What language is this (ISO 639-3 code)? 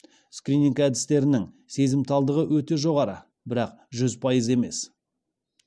kaz